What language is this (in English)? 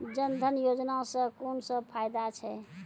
Maithili